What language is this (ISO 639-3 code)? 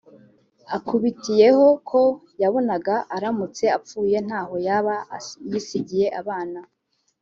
kin